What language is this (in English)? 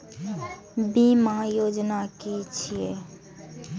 Maithili